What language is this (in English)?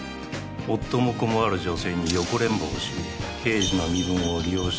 Japanese